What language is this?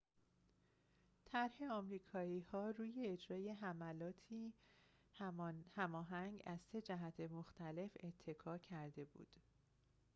Persian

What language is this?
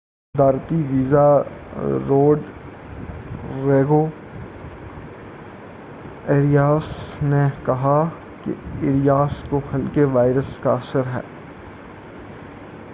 Urdu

